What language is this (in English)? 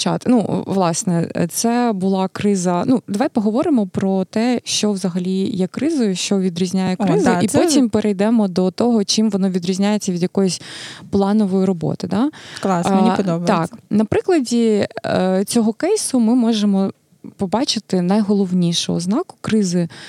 Ukrainian